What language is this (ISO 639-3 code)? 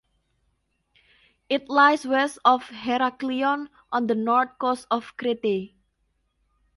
eng